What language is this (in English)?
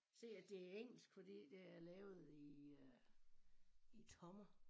Danish